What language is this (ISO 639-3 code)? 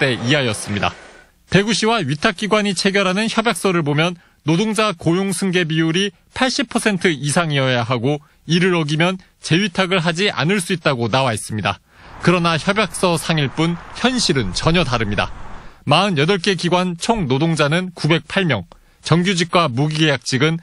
kor